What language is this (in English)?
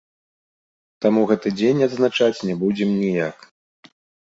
Belarusian